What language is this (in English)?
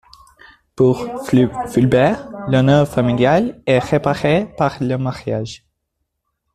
French